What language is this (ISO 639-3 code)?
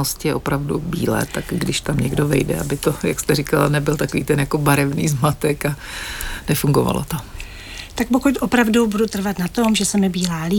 ces